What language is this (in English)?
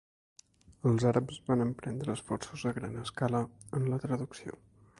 Catalan